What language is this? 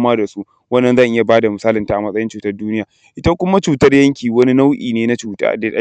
Hausa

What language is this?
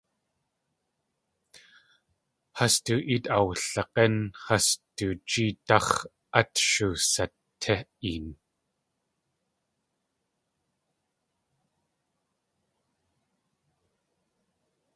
Tlingit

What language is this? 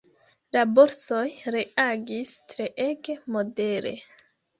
Esperanto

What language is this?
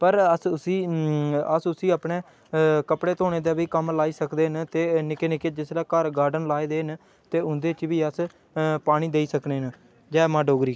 Dogri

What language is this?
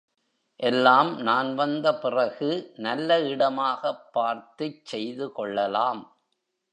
Tamil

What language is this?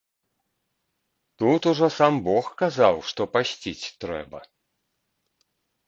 Belarusian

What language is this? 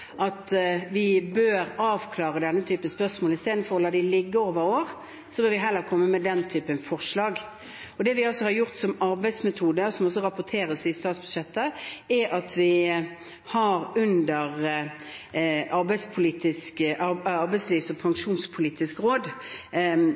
Norwegian Bokmål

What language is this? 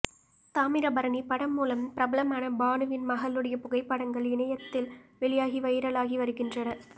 Tamil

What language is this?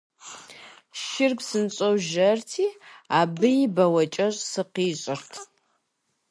Kabardian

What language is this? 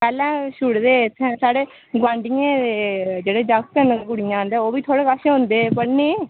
Dogri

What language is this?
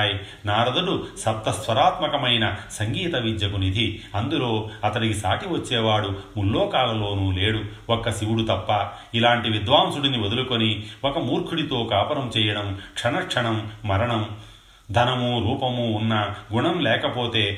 Telugu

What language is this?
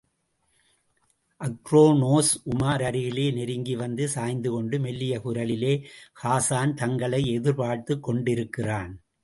Tamil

